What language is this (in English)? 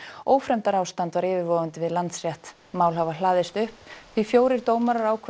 Icelandic